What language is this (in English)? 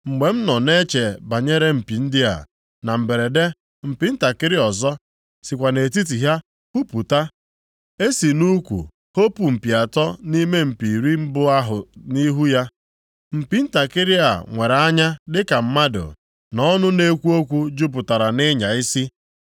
Igbo